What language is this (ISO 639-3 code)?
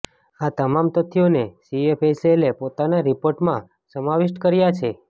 guj